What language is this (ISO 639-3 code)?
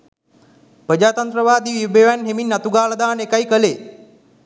sin